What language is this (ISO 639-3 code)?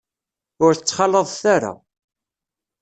kab